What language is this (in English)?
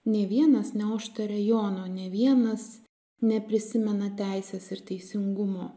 Lithuanian